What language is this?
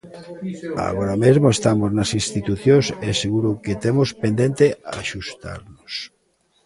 Galician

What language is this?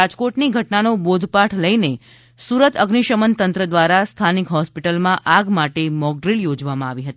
Gujarati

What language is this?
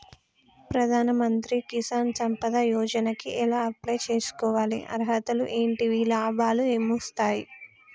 Telugu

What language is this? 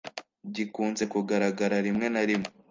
Kinyarwanda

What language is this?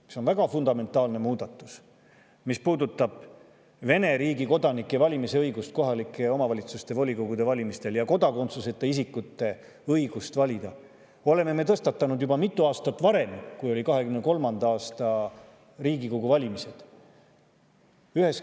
Estonian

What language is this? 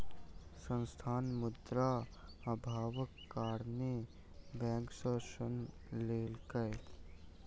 Maithili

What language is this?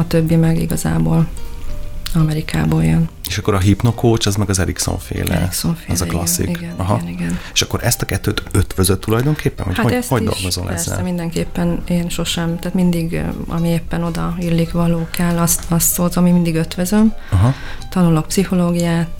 Hungarian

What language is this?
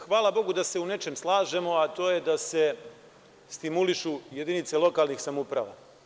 Serbian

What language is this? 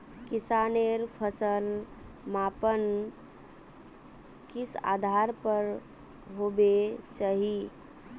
Magahi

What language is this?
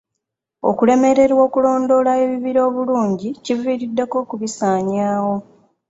Ganda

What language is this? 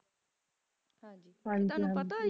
Punjabi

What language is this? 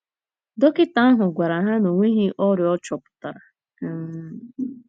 Igbo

